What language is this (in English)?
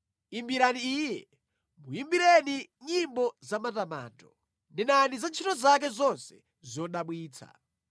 Nyanja